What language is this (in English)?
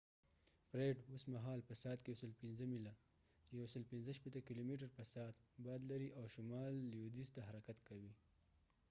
Pashto